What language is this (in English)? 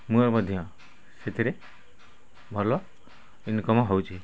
Odia